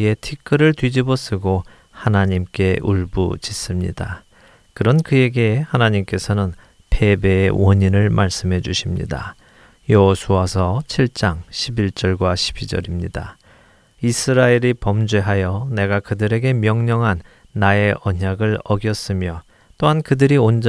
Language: Korean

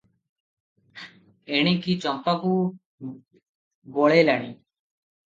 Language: Odia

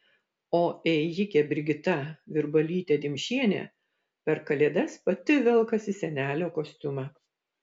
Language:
Lithuanian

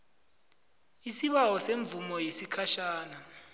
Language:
South Ndebele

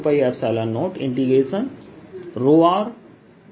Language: Hindi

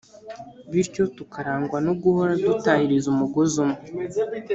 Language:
Kinyarwanda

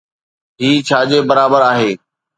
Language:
Sindhi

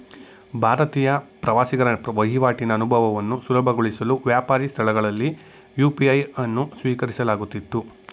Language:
Kannada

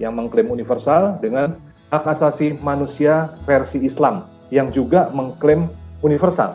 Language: Indonesian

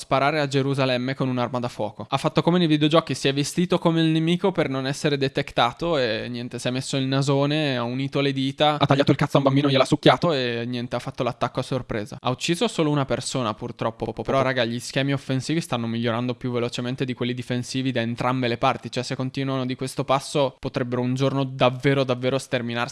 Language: Italian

